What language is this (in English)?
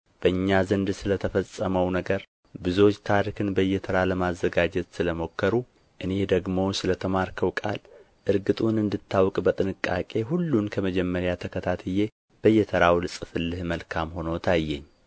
Amharic